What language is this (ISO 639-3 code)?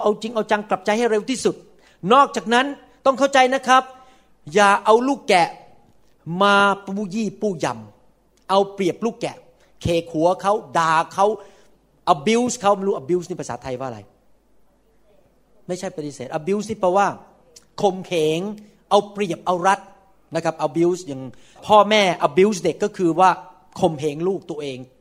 tha